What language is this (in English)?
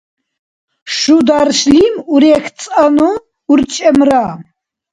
Dargwa